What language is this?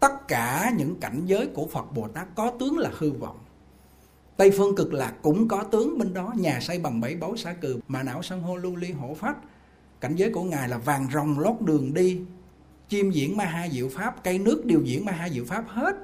Vietnamese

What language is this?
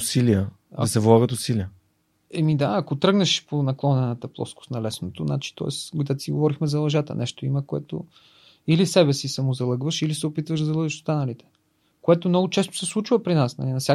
Bulgarian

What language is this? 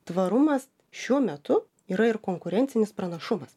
Lithuanian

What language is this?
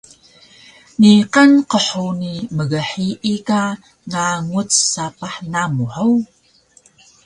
Taroko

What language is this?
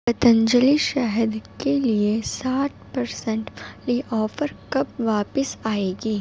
Urdu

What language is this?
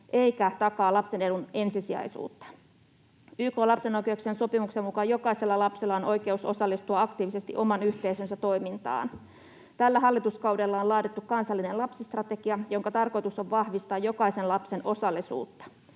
Finnish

